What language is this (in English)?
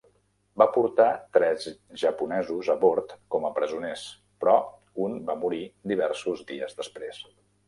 Catalan